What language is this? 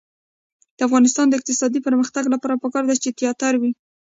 Pashto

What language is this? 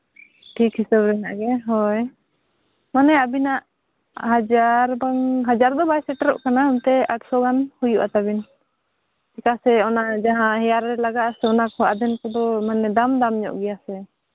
Santali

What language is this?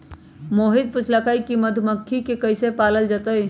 Magahi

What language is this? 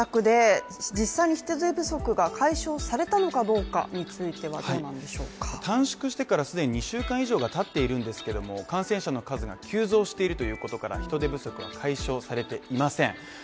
Japanese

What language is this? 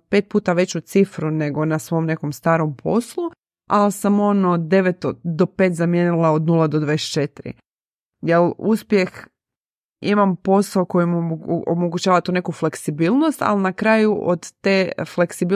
Croatian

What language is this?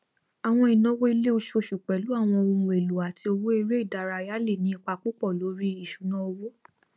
Yoruba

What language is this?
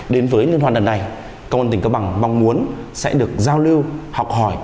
Vietnamese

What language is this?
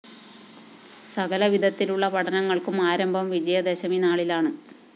Malayalam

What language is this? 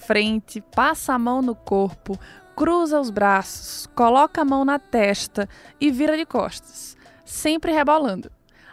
Portuguese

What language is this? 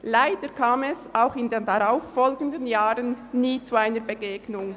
Swiss German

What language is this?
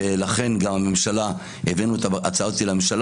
Hebrew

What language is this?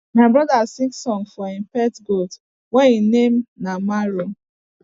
Nigerian Pidgin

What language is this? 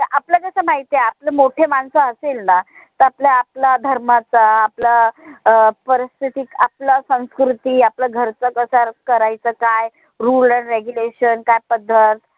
Marathi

